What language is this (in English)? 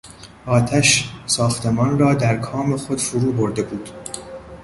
Persian